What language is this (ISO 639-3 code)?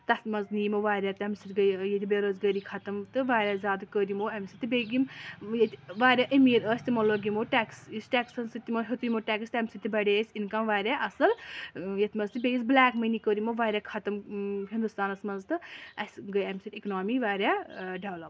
kas